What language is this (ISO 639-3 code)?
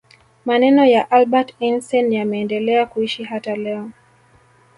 swa